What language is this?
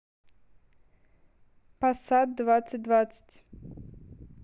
Russian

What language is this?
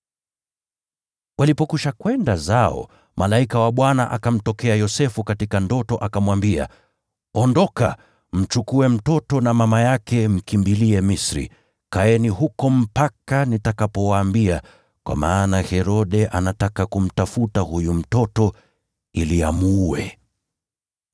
Swahili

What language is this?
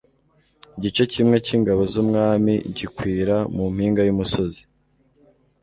Kinyarwanda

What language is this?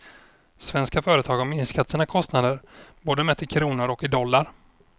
Swedish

